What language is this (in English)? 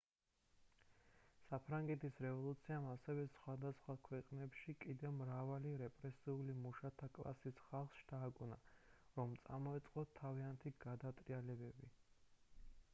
Georgian